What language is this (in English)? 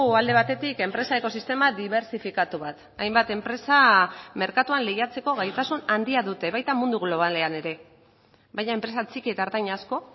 Basque